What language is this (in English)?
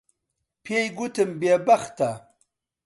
Central Kurdish